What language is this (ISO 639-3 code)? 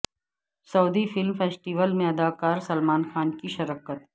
urd